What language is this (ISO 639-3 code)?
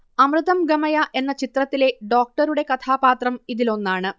mal